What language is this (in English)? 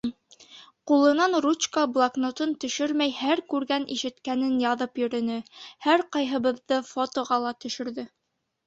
Bashkir